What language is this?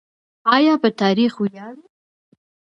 Pashto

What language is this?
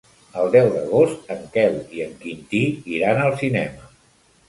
Catalan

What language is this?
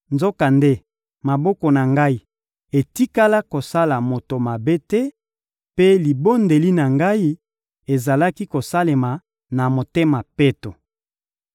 Lingala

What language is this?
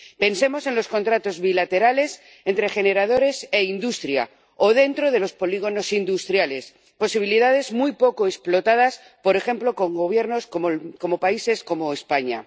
Spanish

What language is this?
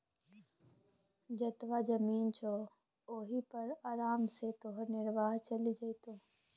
Maithili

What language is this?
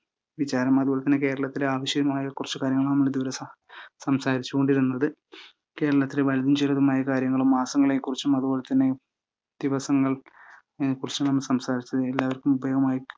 Malayalam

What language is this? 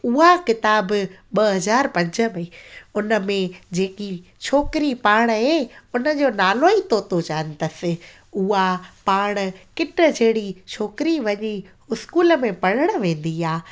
Sindhi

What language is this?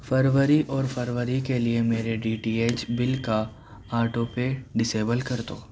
Urdu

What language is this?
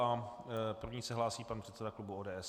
Czech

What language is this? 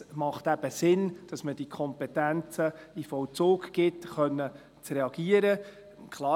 Swiss German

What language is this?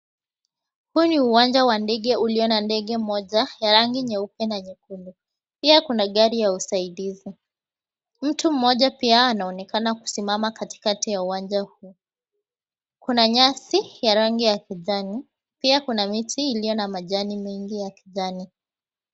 Swahili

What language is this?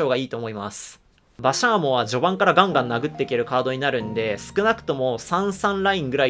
Japanese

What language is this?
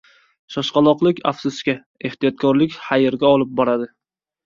Uzbek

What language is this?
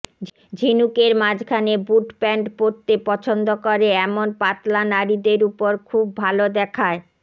Bangla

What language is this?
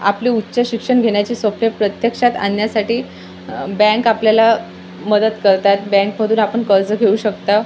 Marathi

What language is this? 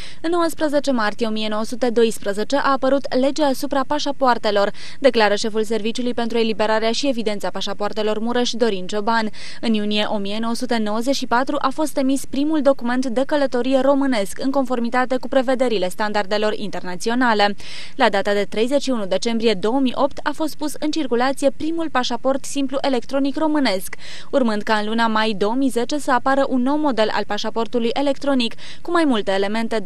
Romanian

